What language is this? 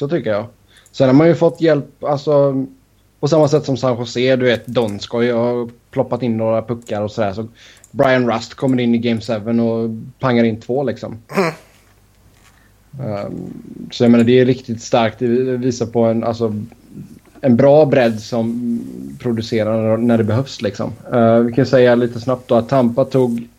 Swedish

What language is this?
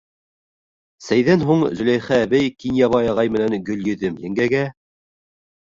Bashkir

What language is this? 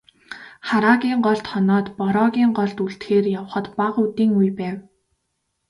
Mongolian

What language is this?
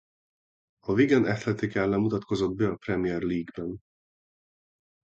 Hungarian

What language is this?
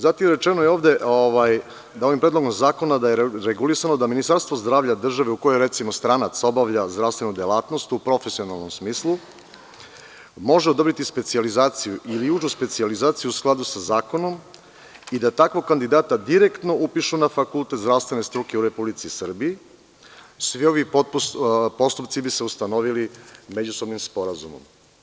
Serbian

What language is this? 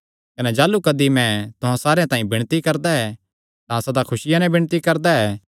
Kangri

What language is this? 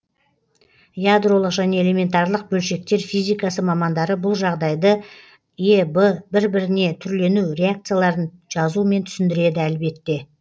Kazakh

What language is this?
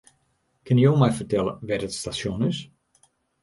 Western Frisian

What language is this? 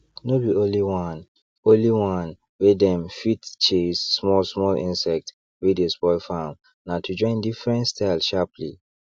Nigerian Pidgin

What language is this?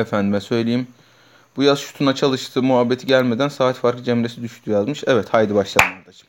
Turkish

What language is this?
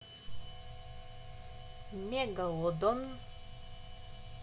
Russian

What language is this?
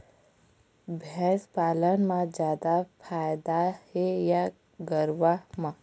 Chhattisgarhi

